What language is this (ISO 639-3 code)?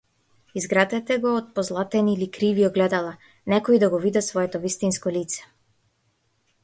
mkd